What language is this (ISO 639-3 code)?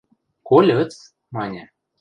mrj